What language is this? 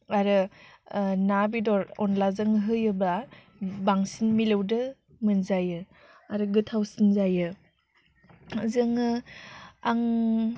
Bodo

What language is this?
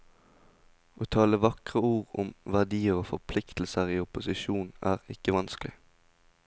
Norwegian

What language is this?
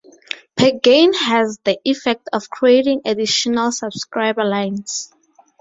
English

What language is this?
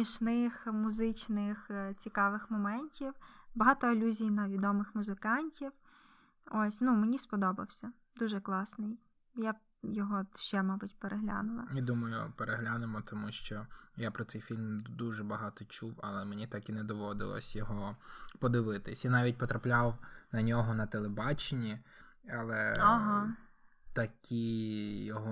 Ukrainian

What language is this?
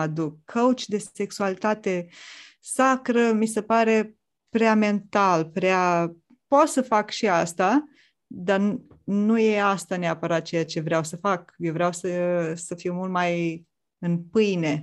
Romanian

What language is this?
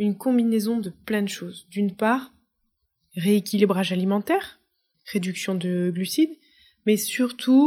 French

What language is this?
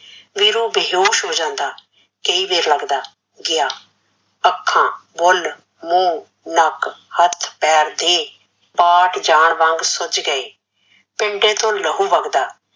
Punjabi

